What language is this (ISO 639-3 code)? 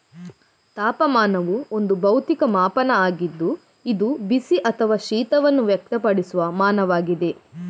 kan